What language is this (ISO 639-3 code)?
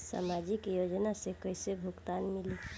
bho